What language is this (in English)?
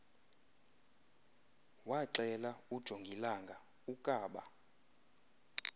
Xhosa